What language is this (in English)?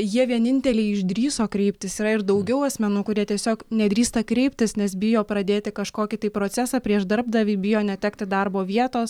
Lithuanian